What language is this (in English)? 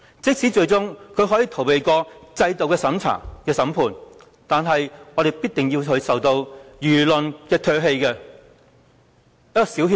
Cantonese